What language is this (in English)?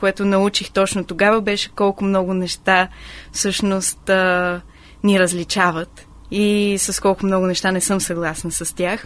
Bulgarian